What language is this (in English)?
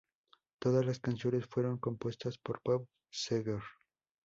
Spanish